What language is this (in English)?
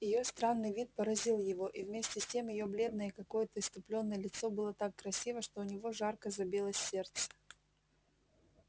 Russian